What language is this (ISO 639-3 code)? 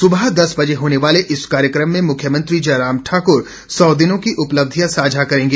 hin